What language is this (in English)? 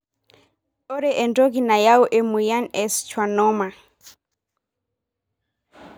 Masai